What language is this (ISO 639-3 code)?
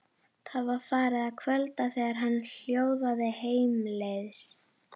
isl